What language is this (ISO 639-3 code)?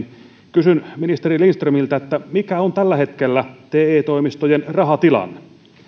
fin